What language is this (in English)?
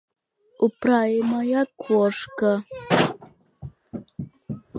Russian